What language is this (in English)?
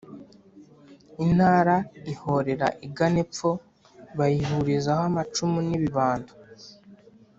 Kinyarwanda